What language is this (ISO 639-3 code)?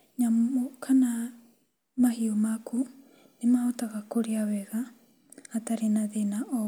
kik